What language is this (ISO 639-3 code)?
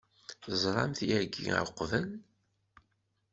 kab